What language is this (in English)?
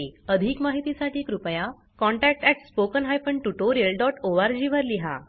Marathi